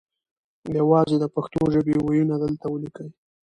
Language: Pashto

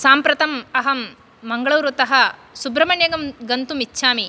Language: Sanskrit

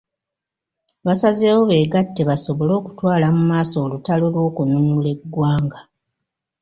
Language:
Ganda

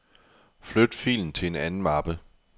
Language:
Danish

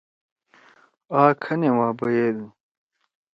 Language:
Torwali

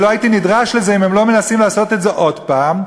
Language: Hebrew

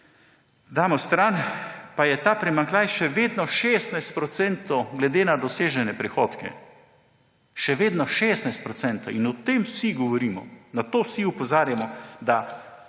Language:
Slovenian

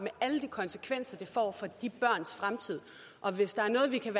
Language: Danish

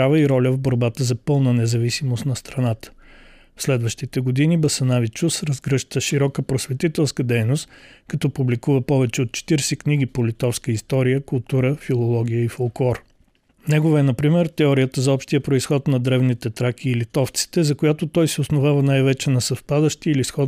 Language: Bulgarian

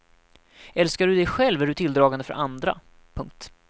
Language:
Swedish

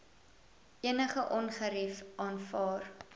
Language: Afrikaans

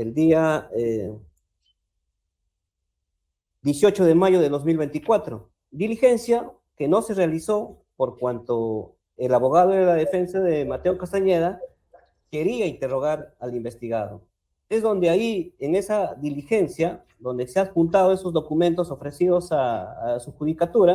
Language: Spanish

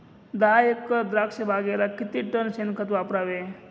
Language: Marathi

